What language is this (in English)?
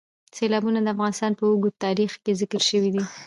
Pashto